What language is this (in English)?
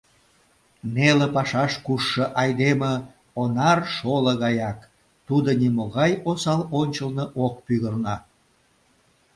Mari